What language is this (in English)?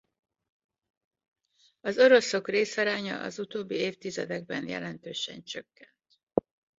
Hungarian